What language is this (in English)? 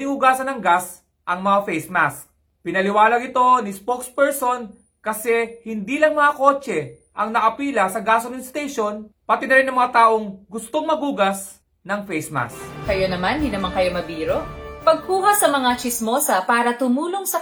Filipino